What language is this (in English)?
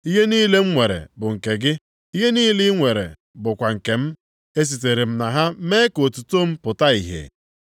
Igbo